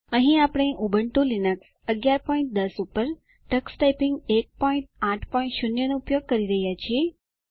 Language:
Gujarati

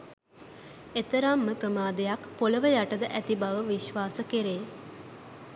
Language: Sinhala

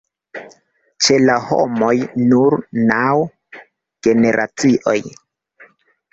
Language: Esperanto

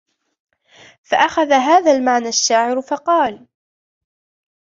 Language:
Arabic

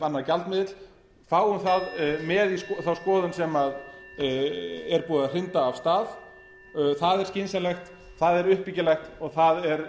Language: Icelandic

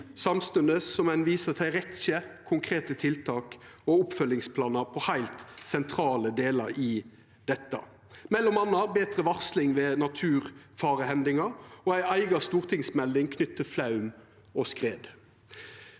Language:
Norwegian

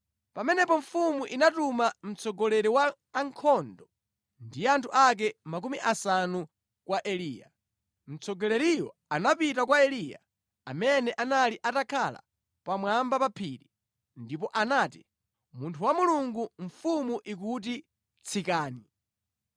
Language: Nyanja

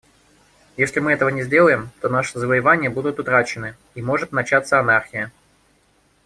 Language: Russian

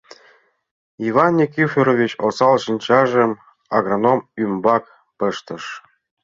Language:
Mari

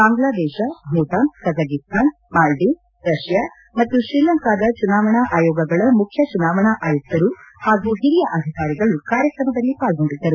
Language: Kannada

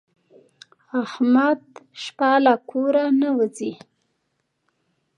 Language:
Pashto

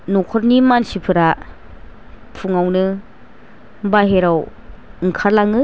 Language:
Bodo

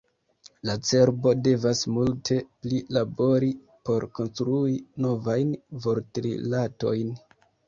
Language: Esperanto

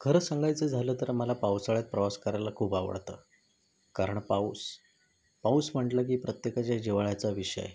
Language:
Marathi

